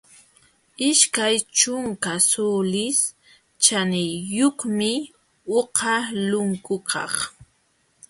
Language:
Jauja Wanca Quechua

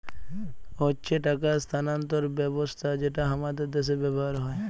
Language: Bangla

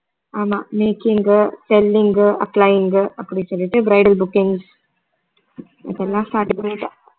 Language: Tamil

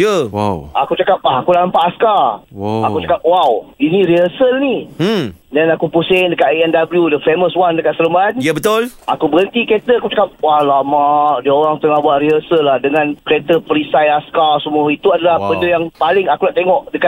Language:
Malay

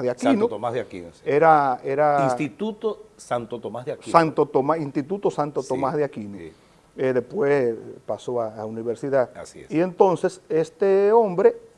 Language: Spanish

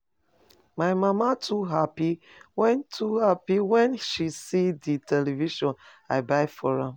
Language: Nigerian Pidgin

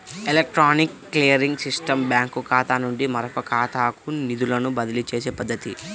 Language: Telugu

